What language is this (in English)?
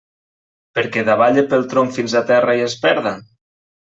Catalan